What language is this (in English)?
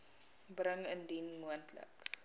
Afrikaans